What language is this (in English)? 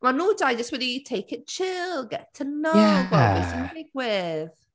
Welsh